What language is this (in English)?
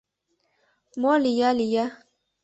Mari